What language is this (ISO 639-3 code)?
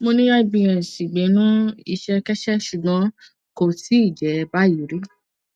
yor